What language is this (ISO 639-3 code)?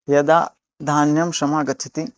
san